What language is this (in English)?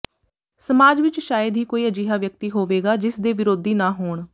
Punjabi